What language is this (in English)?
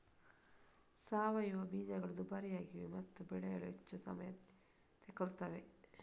Kannada